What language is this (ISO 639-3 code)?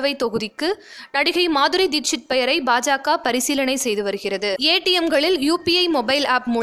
tam